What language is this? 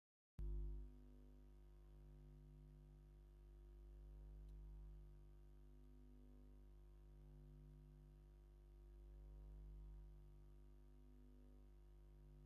Tigrinya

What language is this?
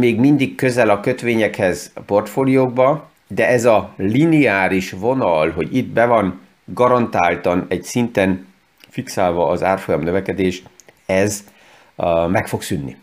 Hungarian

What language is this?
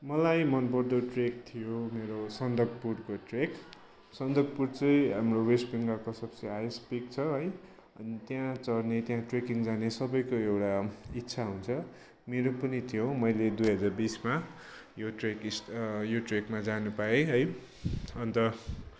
Nepali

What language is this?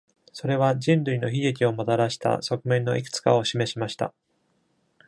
Japanese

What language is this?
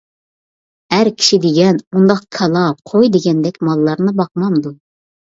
Uyghur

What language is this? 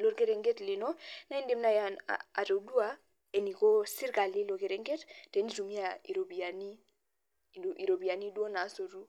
Masai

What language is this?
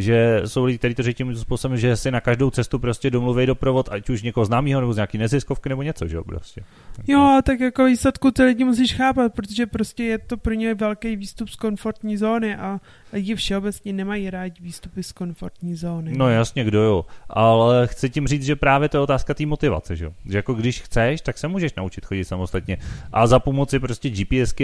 Czech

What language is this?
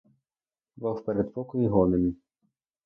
Ukrainian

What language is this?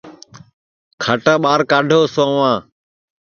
Sansi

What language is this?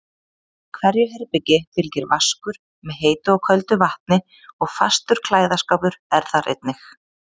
Icelandic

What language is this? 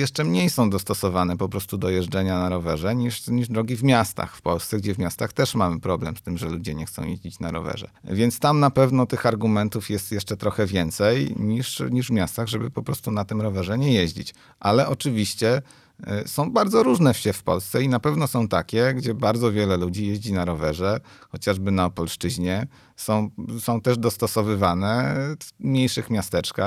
Polish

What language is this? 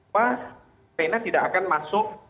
Indonesian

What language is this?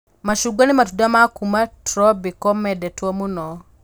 Kikuyu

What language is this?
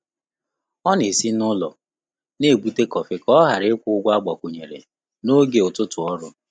Igbo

